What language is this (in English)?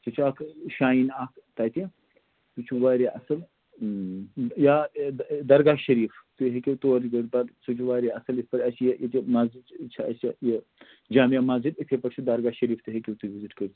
Kashmiri